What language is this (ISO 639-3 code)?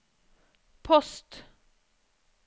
nor